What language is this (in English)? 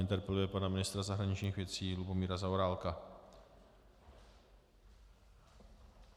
Czech